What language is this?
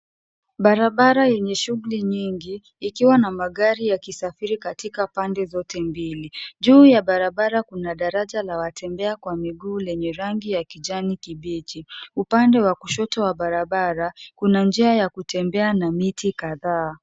Swahili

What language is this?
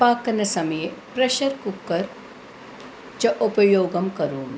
Sanskrit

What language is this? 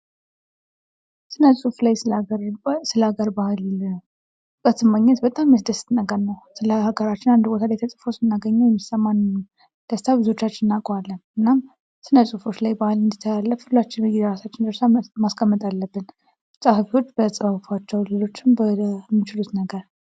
Amharic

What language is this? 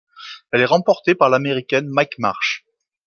French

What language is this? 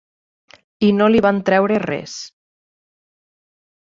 Catalan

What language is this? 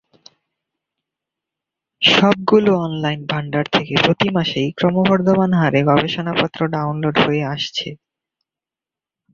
Bangla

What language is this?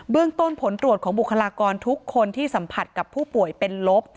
Thai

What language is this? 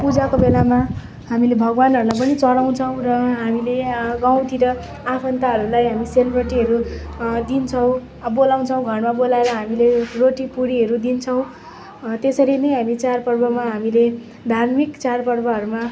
Nepali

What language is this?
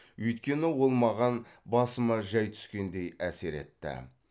Kazakh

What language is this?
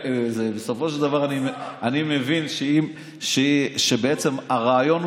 Hebrew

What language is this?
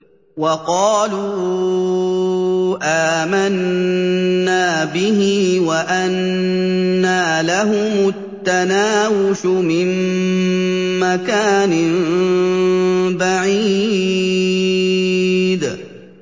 Arabic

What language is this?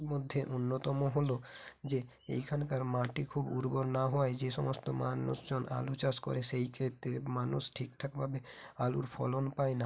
Bangla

